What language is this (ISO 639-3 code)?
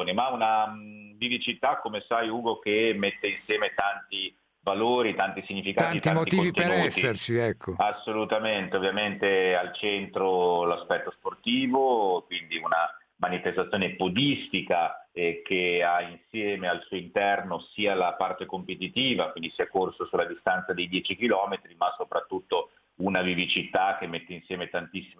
ita